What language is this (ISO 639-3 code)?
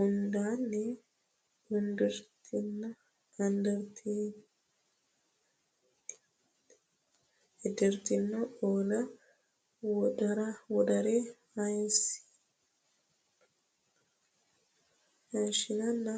sid